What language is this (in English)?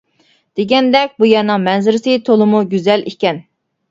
Uyghur